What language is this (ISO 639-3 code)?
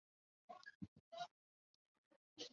zho